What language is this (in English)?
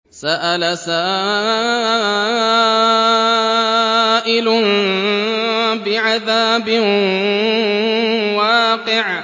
Arabic